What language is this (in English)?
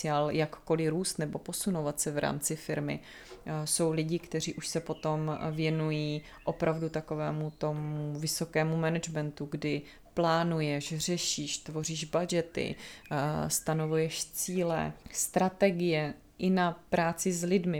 Czech